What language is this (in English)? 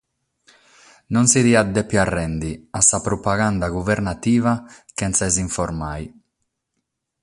Sardinian